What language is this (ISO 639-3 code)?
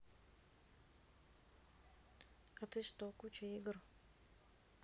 rus